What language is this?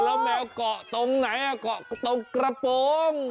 Thai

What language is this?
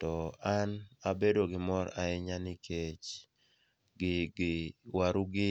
Luo (Kenya and Tanzania)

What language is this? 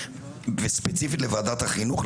Hebrew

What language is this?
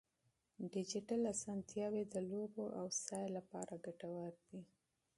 Pashto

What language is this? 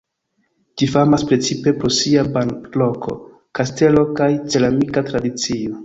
Esperanto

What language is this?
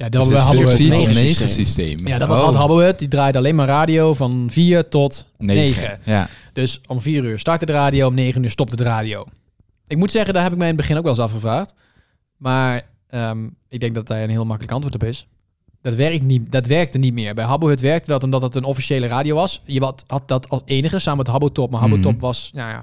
Dutch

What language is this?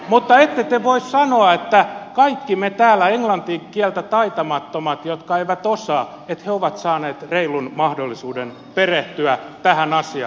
Finnish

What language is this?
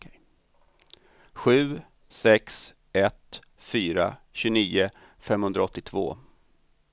Swedish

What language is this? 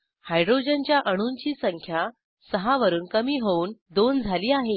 Marathi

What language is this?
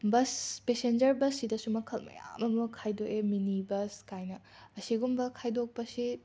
Manipuri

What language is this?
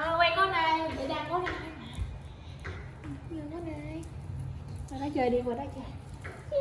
Vietnamese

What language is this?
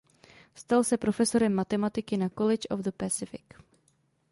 Czech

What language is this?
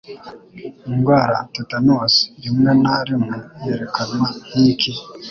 Kinyarwanda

